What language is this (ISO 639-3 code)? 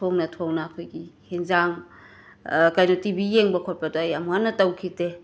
mni